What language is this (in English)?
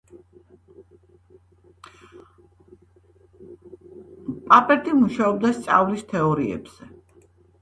Georgian